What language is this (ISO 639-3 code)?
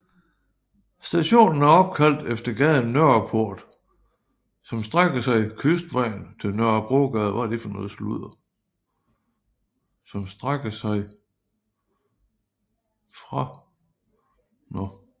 dan